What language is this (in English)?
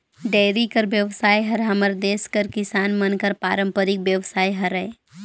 Chhattisgarhi